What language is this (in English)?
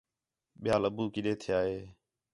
Khetrani